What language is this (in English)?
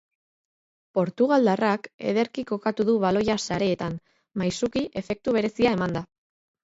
Basque